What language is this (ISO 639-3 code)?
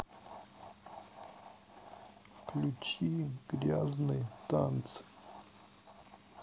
rus